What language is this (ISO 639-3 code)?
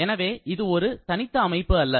tam